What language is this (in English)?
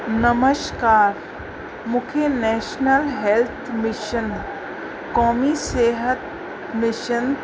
Sindhi